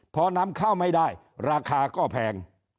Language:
Thai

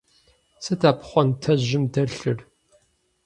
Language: Kabardian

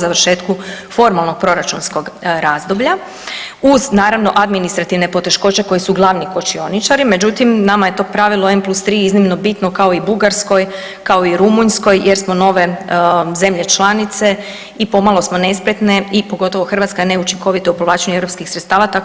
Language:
Croatian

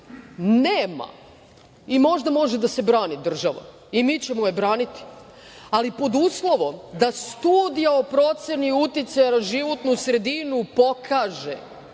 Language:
Serbian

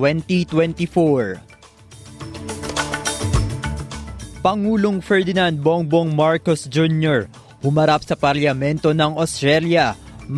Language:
Filipino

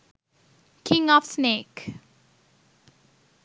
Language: Sinhala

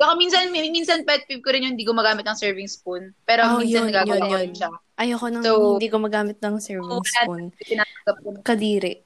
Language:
Filipino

